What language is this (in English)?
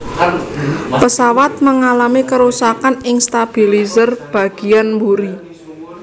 Javanese